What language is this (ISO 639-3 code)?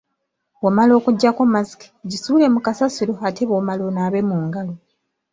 lug